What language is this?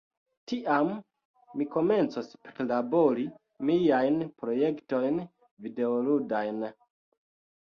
Esperanto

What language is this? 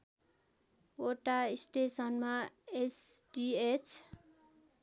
Nepali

